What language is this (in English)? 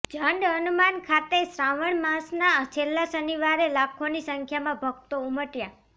Gujarati